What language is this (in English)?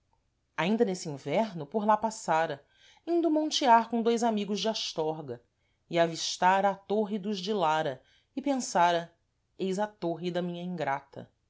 Portuguese